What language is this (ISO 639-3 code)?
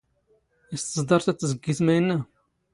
zgh